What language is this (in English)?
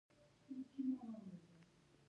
Pashto